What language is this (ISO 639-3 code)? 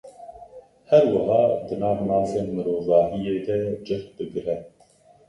kur